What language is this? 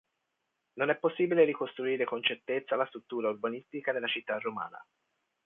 Italian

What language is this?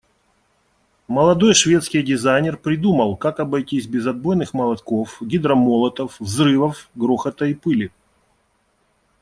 Russian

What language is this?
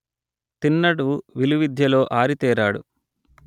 Telugu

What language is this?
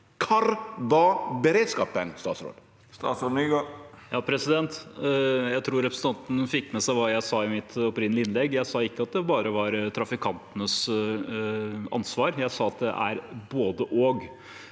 Norwegian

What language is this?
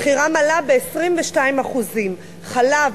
Hebrew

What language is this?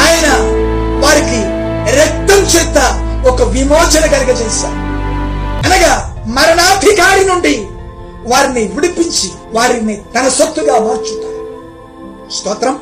Telugu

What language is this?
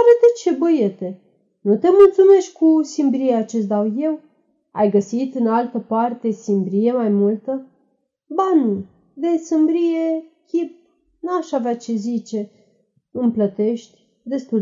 Romanian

